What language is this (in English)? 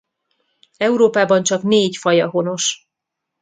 Hungarian